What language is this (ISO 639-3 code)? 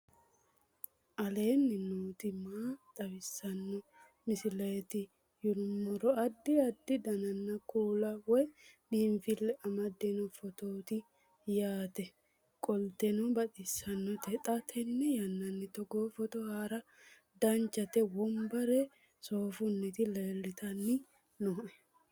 sid